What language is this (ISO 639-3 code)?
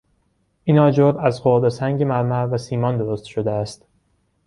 fas